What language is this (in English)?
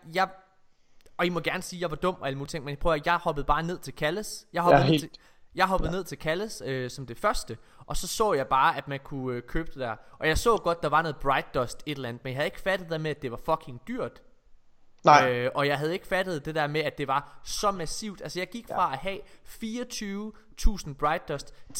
Danish